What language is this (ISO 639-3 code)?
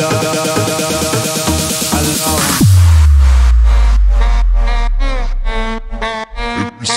ara